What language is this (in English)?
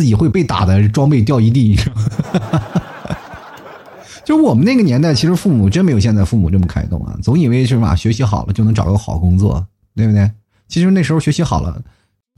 Chinese